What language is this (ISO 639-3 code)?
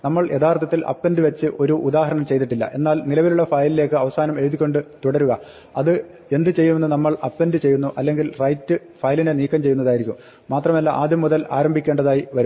mal